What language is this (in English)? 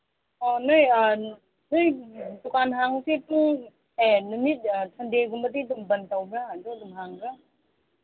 Manipuri